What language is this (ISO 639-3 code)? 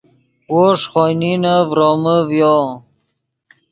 ydg